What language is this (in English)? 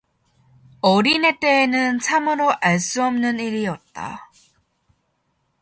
Korean